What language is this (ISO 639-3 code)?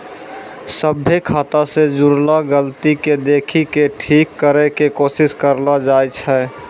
mai